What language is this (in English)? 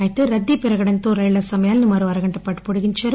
Telugu